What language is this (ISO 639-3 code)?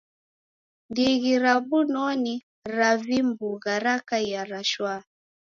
dav